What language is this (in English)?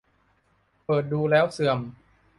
Thai